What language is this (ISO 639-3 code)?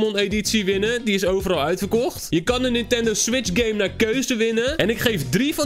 nld